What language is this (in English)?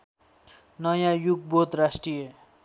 Nepali